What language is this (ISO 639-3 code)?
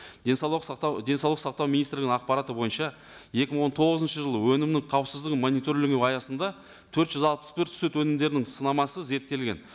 kaz